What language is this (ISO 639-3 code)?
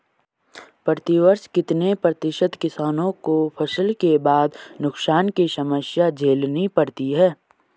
hin